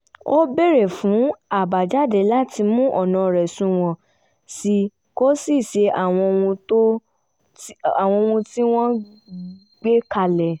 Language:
Yoruba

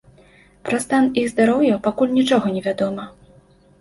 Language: Belarusian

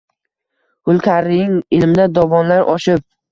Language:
Uzbek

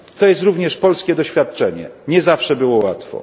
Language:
Polish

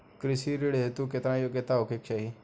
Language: Bhojpuri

